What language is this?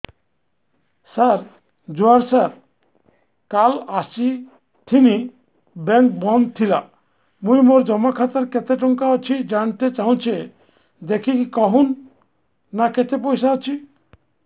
Odia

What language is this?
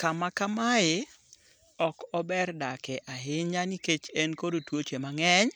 Luo (Kenya and Tanzania)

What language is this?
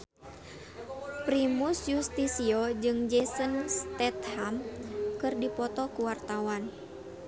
Sundanese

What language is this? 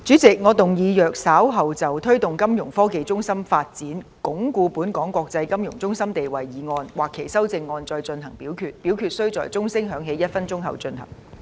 Cantonese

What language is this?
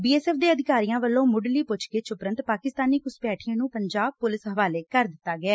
Punjabi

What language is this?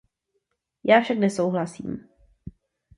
Czech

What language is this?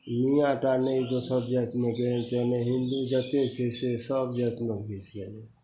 Maithili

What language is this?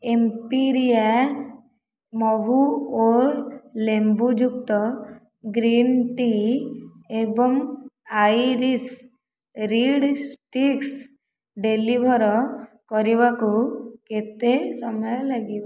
Odia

